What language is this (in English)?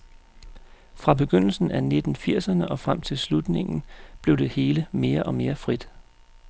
Danish